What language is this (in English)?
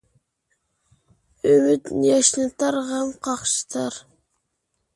Uyghur